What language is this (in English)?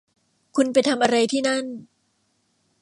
Thai